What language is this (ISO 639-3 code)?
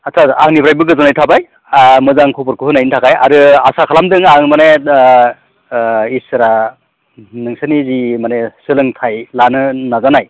brx